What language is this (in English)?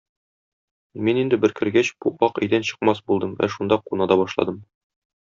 Tatar